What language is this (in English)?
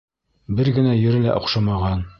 Bashkir